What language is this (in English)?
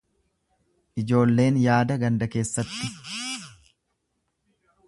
Oromo